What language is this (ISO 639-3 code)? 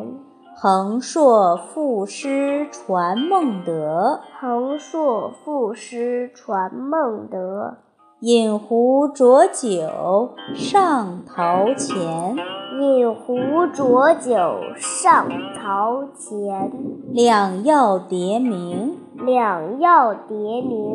zho